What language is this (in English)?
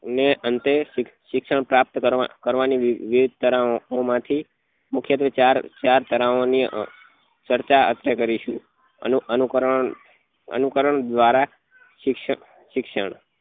Gujarati